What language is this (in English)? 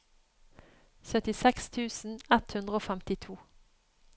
Norwegian